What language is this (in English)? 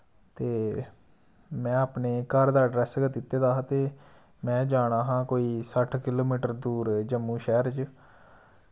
Dogri